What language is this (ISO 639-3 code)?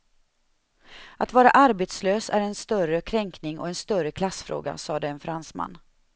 swe